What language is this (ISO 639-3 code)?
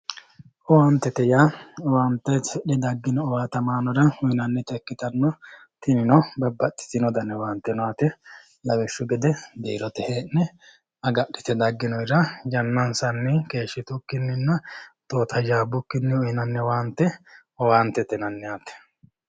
sid